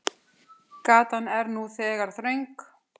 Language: Icelandic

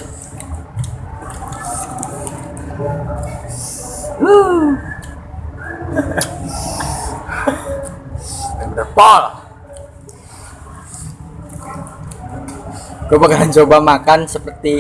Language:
Indonesian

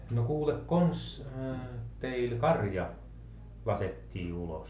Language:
Finnish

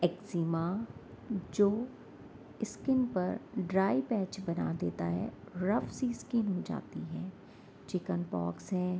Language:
Urdu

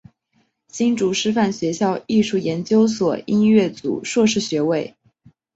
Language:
Chinese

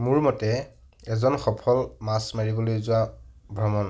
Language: Assamese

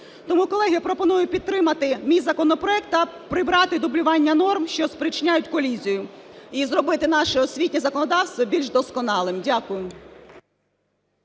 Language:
Ukrainian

